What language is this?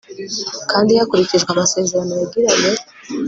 Kinyarwanda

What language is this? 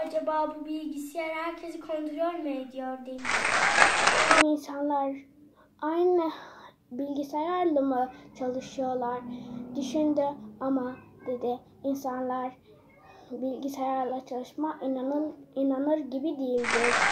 Turkish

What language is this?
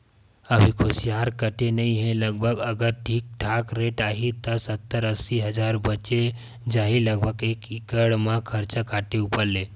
Chhattisgarhi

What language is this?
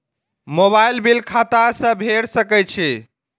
Maithili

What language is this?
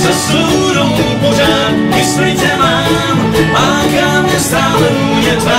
Romanian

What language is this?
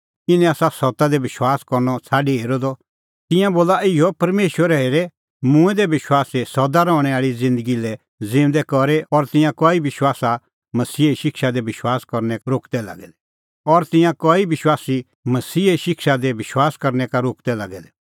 Kullu Pahari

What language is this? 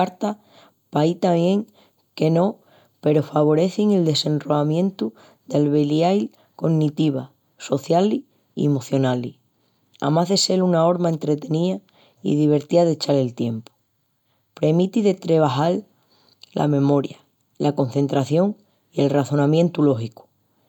Extremaduran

